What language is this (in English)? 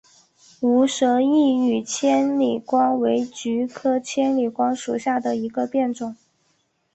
Chinese